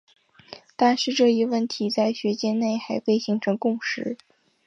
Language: Chinese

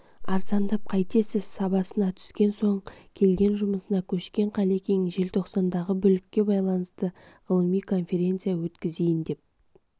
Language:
Kazakh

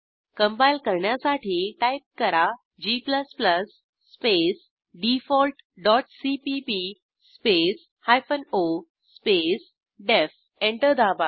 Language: Marathi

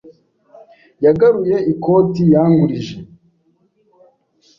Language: Kinyarwanda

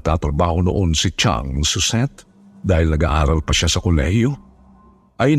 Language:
Filipino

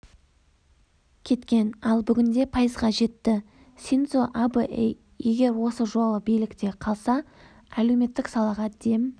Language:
Kazakh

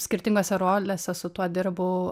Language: Lithuanian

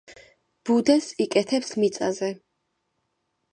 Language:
Georgian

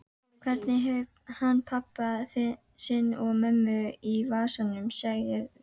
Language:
Icelandic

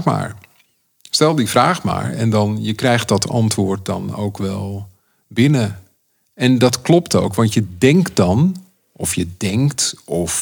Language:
Dutch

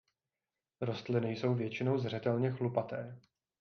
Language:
Czech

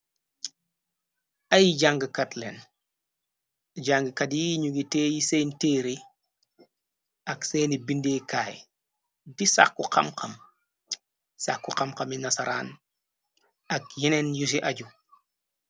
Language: Wolof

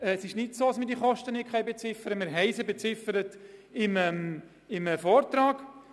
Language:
Swiss German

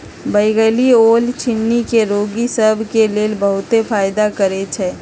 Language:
Magahi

